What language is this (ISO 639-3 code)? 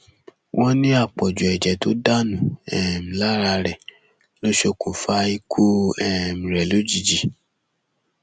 yor